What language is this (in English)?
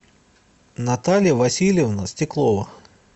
Russian